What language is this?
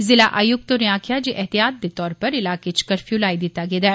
Dogri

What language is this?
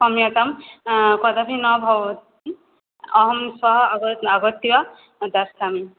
Sanskrit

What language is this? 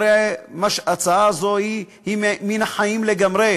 Hebrew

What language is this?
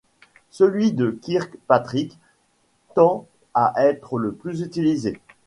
French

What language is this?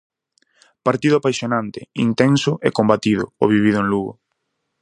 Galician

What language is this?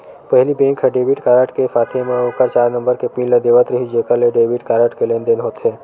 Chhattisgarhi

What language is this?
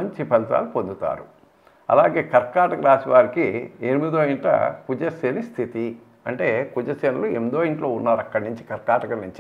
Telugu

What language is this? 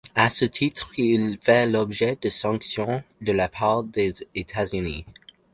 French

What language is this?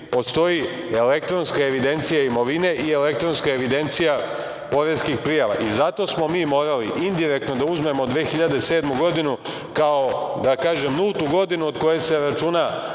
Serbian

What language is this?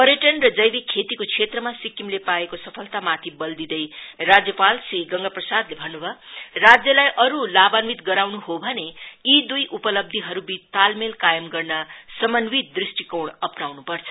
Nepali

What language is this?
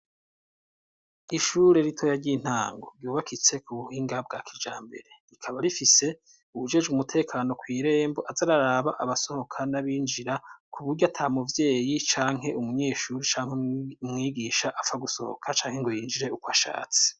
Rundi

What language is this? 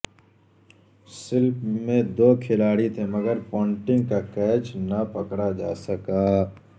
Urdu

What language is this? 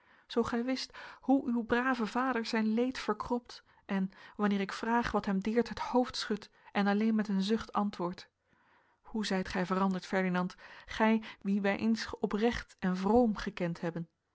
Dutch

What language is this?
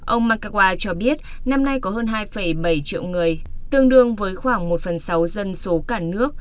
Vietnamese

